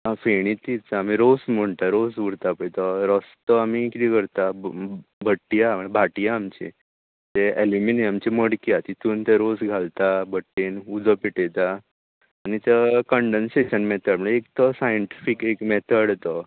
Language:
Konkani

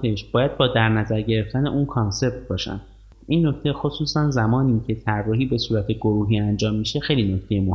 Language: Persian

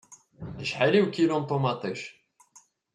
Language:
Kabyle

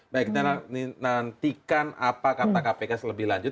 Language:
Indonesian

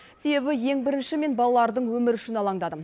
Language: Kazakh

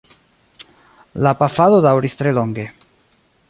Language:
Esperanto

